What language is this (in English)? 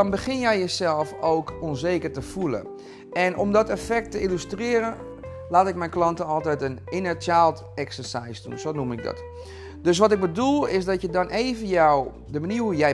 Dutch